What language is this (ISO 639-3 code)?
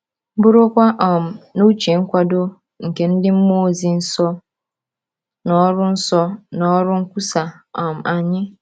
ibo